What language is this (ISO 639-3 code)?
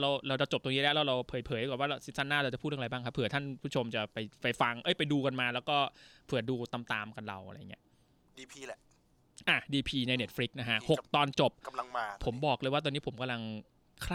tha